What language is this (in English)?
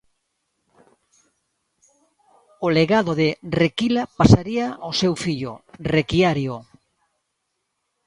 Galician